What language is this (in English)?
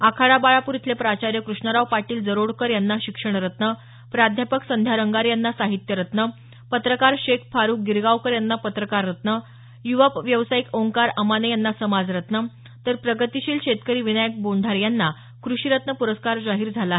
Marathi